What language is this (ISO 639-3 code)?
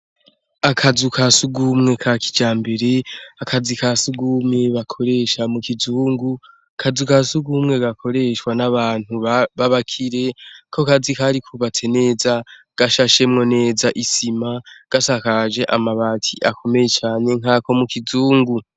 run